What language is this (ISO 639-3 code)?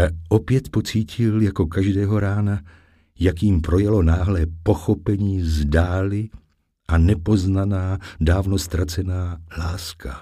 ces